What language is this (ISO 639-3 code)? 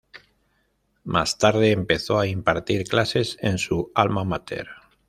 spa